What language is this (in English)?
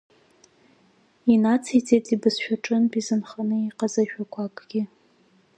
Abkhazian